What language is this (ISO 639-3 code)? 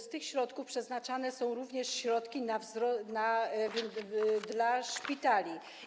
pol